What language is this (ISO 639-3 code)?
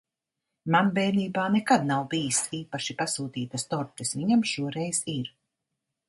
lav